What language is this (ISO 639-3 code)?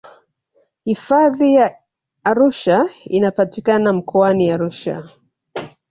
swa